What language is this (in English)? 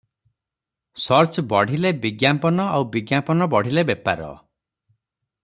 Odia